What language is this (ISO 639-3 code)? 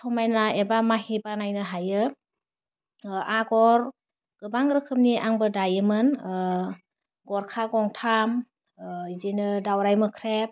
brx